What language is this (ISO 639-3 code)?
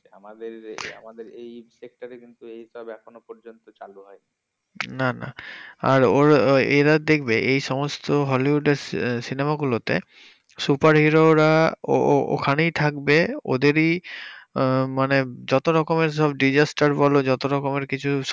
ben